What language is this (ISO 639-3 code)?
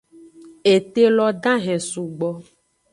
ajg